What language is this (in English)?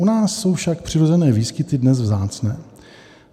Czech